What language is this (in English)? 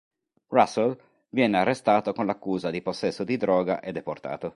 Italian